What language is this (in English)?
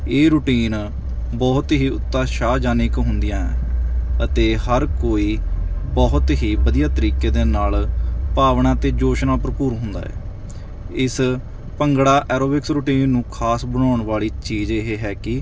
Punjabi